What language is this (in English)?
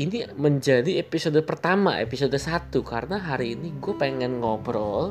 Indonesian